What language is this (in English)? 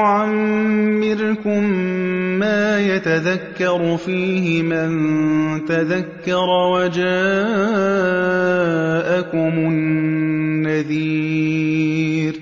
Arabic